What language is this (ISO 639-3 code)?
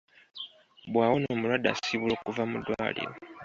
lug